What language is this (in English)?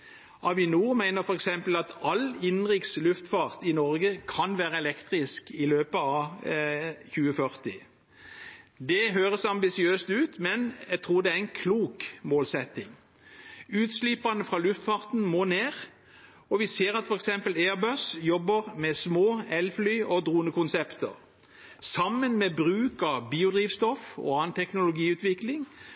Norwegian Bokmål